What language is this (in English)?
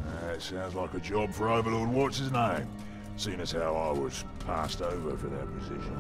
Arabic